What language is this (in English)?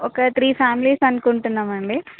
Telugu